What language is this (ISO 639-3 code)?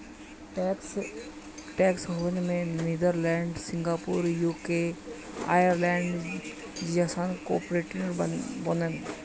bho